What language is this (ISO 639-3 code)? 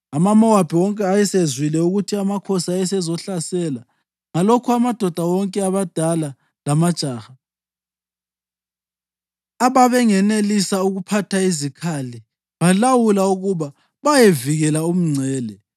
nde